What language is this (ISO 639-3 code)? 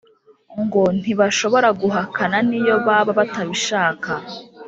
kin